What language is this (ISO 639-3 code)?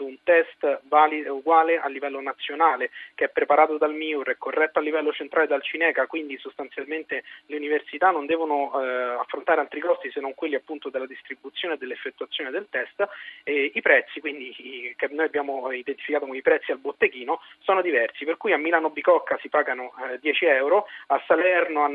ita